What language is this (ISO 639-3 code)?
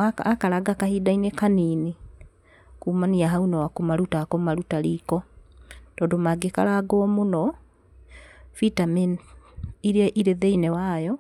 kik